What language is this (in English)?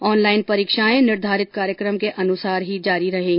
Hindi